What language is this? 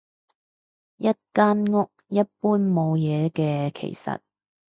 Cantonese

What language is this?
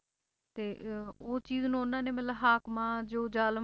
Punjabi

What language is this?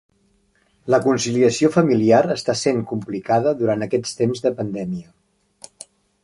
Catalan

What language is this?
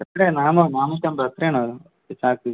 Malayalam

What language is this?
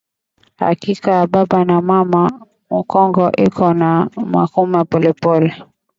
Swahili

